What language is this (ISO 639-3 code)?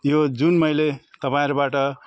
nep